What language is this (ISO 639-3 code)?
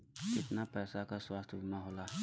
bho